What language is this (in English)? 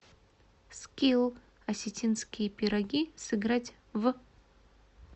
Russian